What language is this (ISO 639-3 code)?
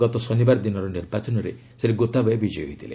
ori